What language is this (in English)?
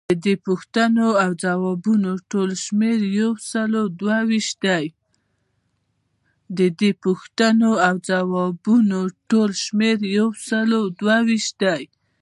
Pashto